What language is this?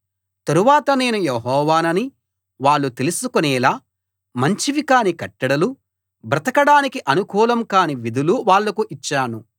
Telugu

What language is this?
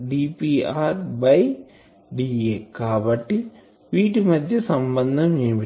Telugu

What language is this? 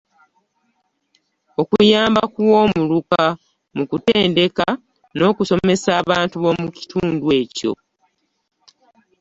Ganda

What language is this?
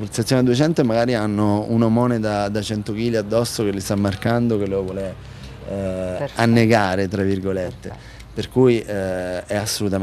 Italian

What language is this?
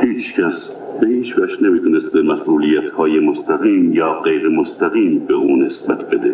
Persian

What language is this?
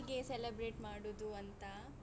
Kannada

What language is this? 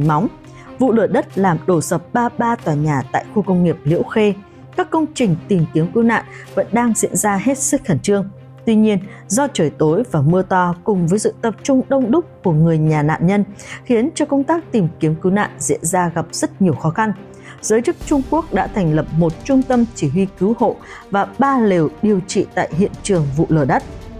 Vietnamese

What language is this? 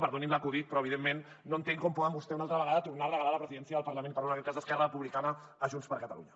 Catalan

